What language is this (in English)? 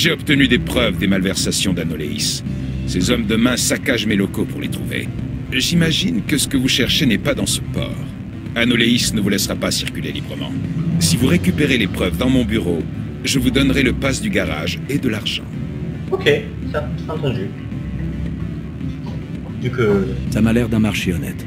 French